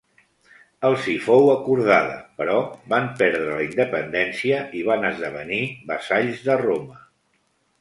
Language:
Catalan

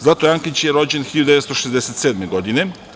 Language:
Serbian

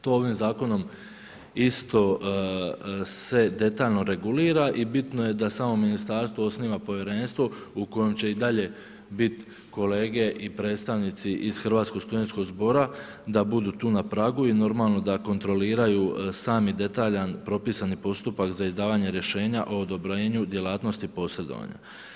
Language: Croatian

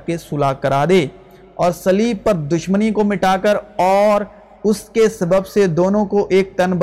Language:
Urdu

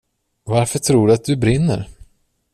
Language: Swedish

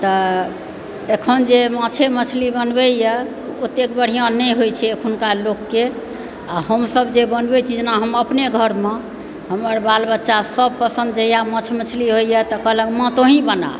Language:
Maithili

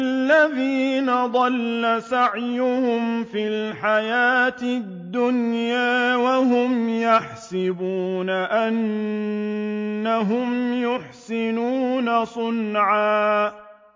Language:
Arabic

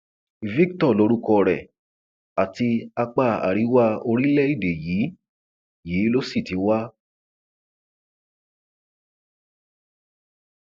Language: Yoruba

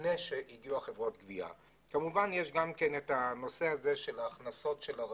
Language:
Hebrew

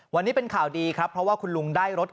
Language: Thai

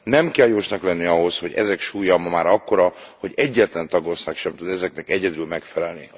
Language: Hungarian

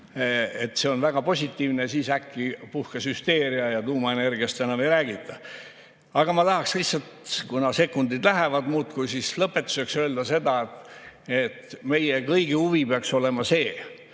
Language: Estonian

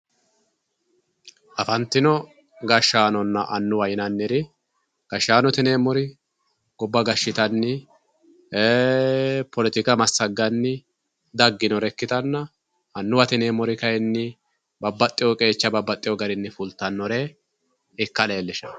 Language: Sidamo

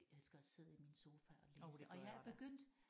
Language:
Danish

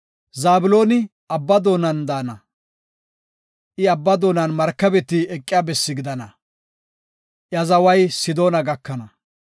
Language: Gofa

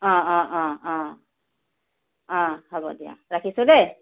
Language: Assamese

